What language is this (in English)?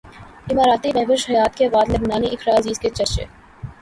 Urdu